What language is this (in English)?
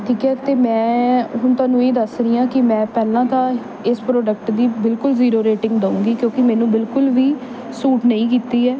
Punjabi